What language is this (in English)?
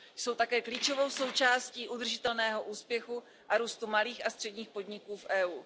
Czech